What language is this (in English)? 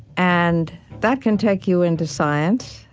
English